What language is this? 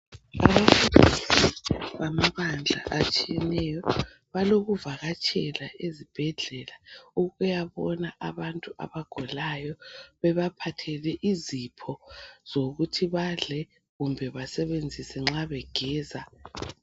North Ndebele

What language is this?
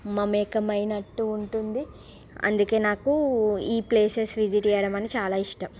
Telugu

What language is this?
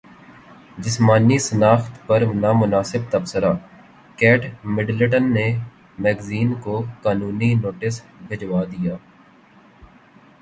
Urdu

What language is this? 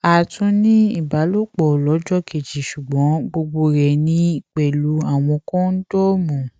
Yoruba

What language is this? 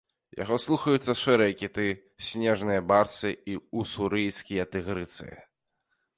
Belarusian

